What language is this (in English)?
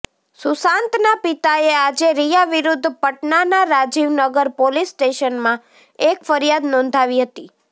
Gujarati